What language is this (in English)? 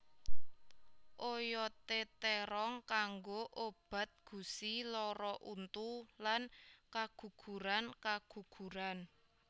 Javanese